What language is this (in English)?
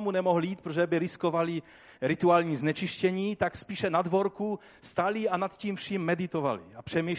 Czech